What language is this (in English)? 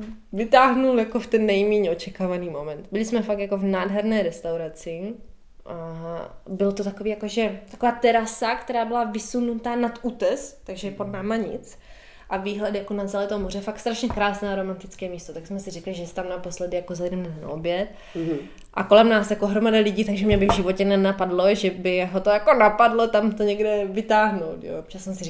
Czech